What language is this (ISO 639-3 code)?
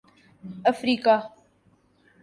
urd